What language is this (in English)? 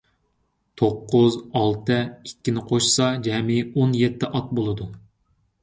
Uyghur